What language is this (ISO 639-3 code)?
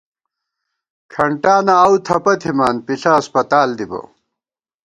gwt